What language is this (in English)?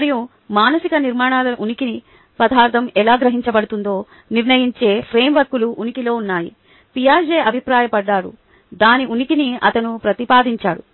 Telugu